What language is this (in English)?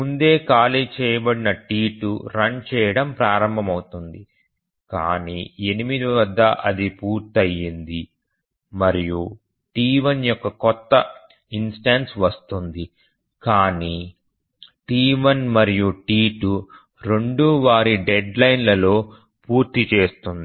Telugu